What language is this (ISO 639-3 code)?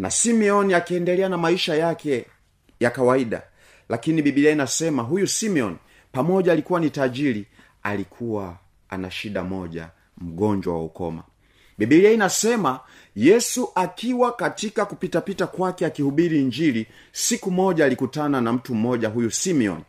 swa